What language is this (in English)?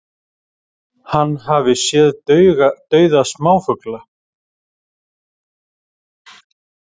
Icelandic